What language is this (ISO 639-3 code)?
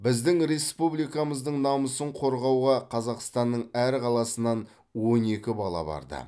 kaz